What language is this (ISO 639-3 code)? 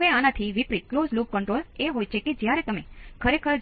guj